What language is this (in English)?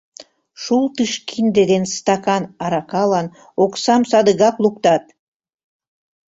Mari